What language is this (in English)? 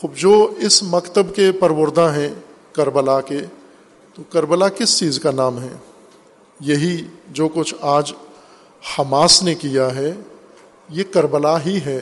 Urdu